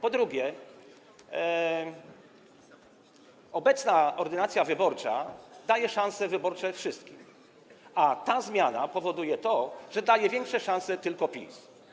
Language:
Polish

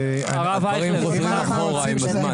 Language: Hebrew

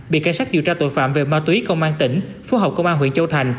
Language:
Vietnamese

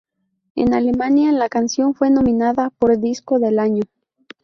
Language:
Spanish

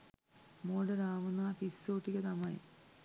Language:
Sinhala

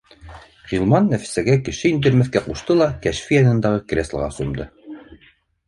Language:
Bashkir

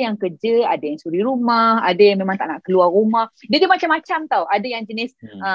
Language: Malay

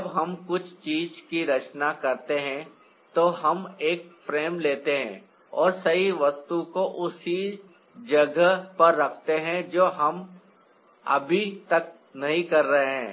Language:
Hindi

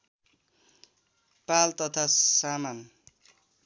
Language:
Nepali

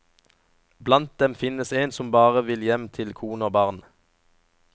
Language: Norwegian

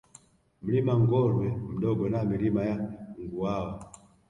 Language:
Swahili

